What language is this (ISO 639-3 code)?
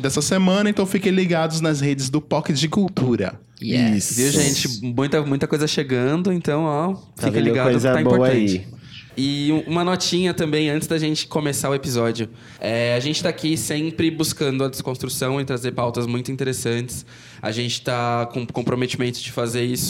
por